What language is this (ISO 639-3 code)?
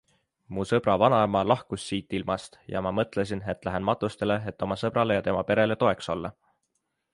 est